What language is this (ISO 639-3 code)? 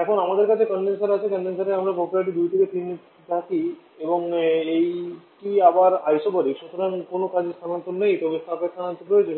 ben